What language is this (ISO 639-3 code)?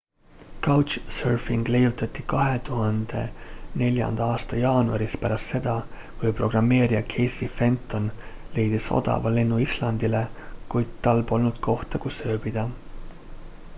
est